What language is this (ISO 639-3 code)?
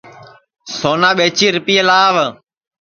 ssi